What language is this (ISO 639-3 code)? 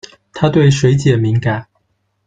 zho